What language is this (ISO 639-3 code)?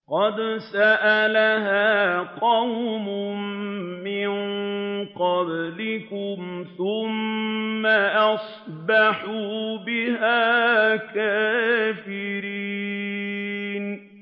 ara